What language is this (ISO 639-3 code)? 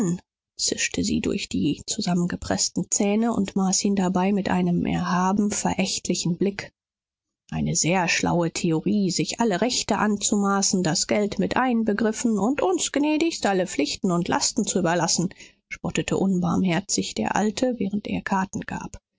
deu